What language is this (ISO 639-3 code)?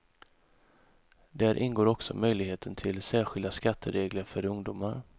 swe